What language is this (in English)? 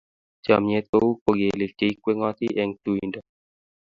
Kalenjin